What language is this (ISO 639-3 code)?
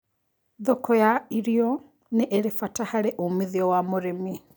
kik